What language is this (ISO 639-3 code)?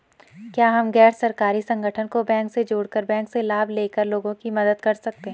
hin